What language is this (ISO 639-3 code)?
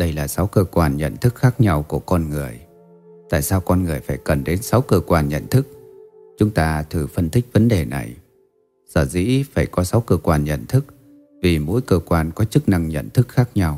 vie